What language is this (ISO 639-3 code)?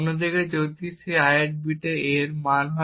ben